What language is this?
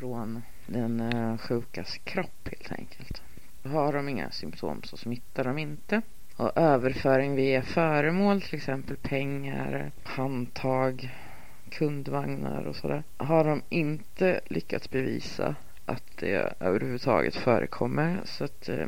Swedish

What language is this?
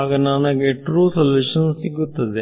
Kannada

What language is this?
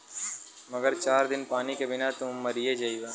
Bhojpuri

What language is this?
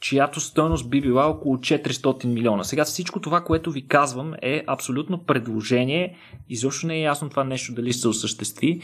Bulgarian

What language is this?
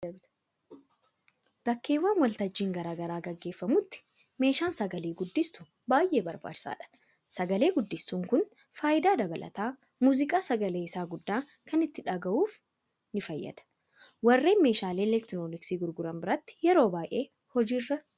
Oromo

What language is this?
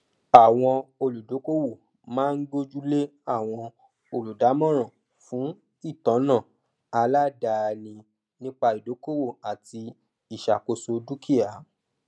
Yoruba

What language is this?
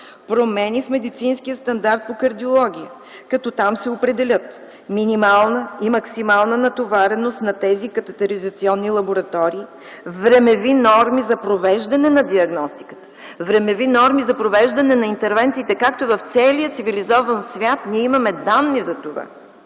Bulgarian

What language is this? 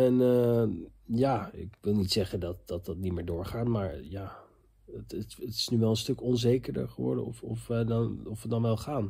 Dutch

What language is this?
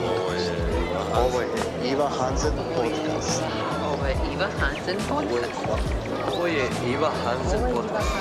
Croatian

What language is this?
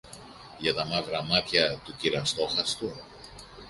Greek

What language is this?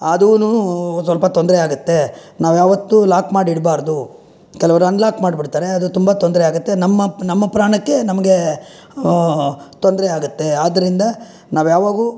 Kannada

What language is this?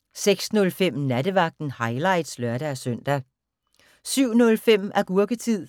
Danish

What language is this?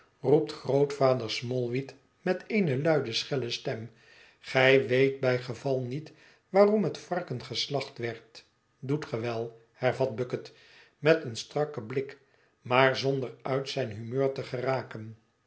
Dutch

